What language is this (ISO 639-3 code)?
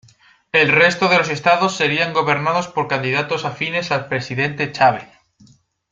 spa